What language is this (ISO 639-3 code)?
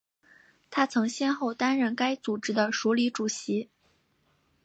zho